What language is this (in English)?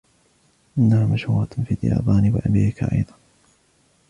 Arabic